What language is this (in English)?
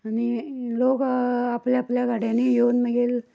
Konkani